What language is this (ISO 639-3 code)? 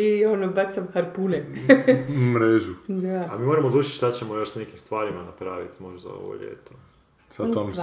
hrv